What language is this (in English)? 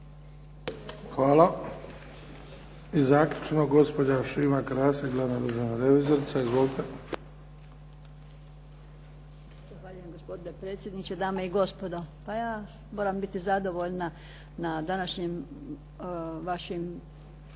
Croatian